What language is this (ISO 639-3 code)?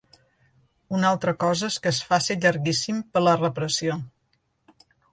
cat